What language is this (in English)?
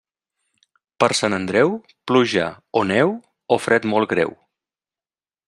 Catalan